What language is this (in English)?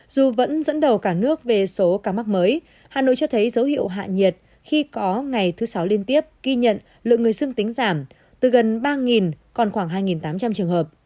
Vietnamese